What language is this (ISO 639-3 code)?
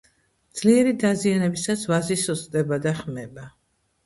kat